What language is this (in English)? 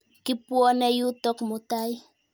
Kalenjin